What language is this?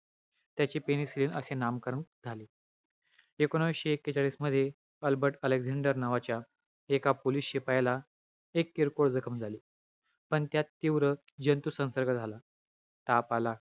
Marathi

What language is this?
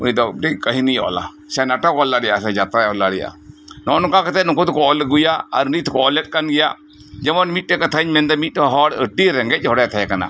Santali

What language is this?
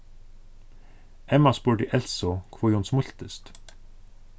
Faroese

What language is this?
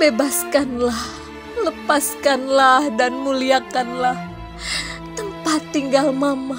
Indonesian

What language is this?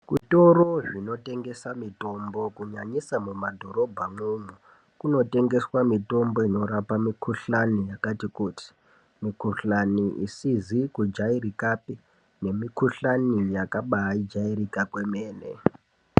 Ndau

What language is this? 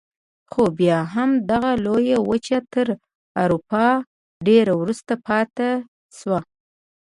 Pashto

